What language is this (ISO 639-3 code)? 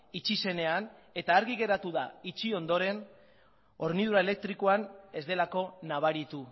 eus